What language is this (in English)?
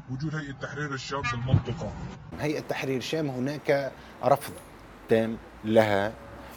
Arabic